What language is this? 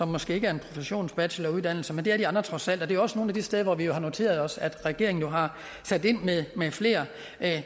Danish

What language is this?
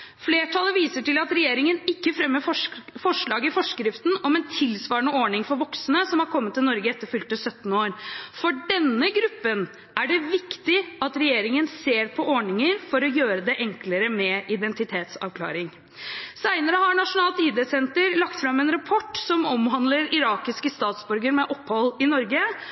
Norwegian Bokmål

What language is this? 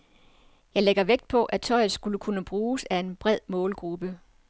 Danish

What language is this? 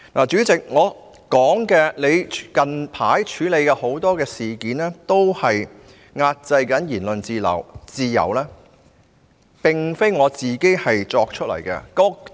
Cantonese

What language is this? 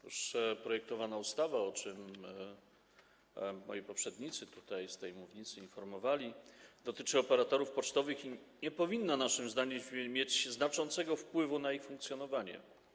Polish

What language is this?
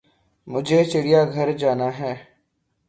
Urdu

